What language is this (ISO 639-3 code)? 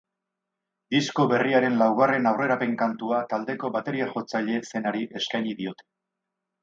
eus